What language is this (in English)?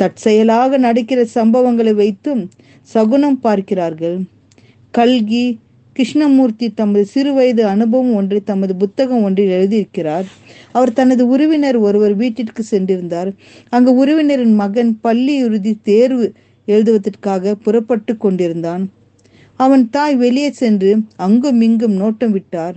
Tamil